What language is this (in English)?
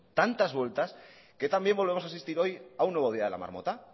Spanish